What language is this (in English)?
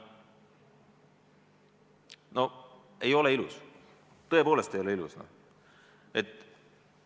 Estonian